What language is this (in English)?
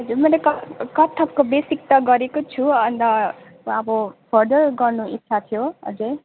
Nepali